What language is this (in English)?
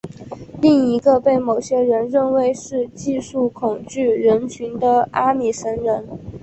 Chinese